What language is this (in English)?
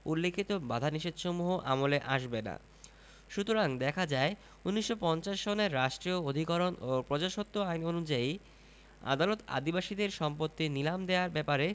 Bangla